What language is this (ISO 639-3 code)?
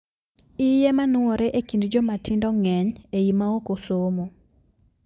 luo